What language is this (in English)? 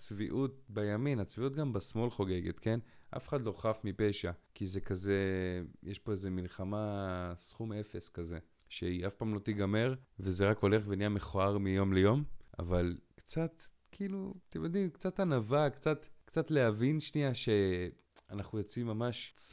Hebrew